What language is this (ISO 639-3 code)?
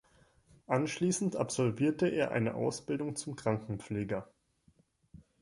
deu